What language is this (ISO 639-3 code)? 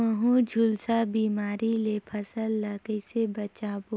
hne